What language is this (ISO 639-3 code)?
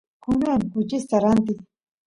qus